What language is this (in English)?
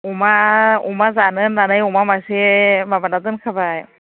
Bodo